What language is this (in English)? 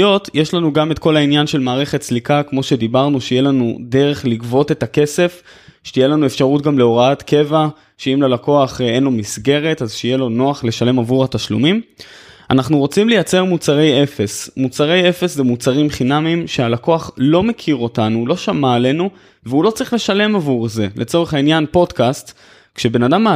Hebrew